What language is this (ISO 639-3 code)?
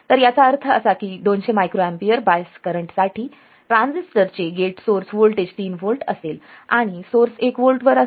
mar